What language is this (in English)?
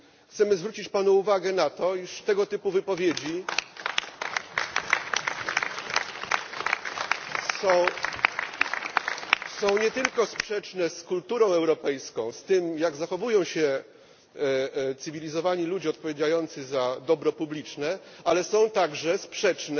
Polish